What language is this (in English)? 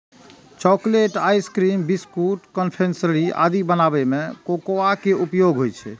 Maithili